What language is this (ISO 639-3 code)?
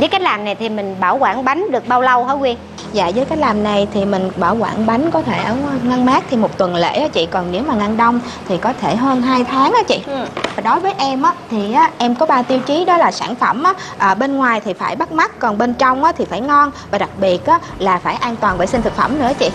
vie